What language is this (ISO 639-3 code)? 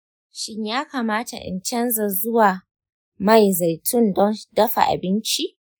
hau